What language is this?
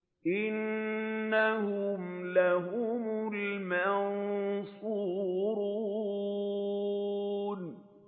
Arabic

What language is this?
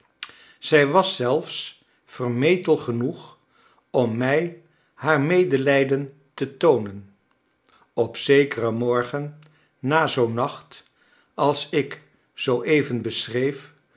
Dutch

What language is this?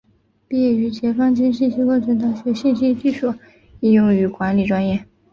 Chinese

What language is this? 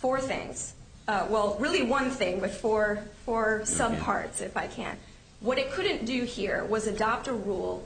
English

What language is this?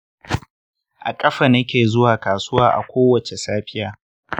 Hausa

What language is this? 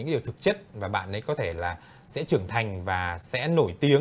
Vietnamese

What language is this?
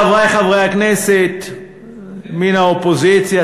Hebrew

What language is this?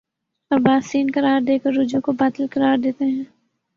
Urdu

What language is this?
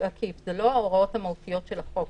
Hebrew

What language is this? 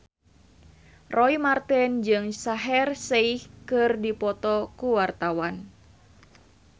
Sundanese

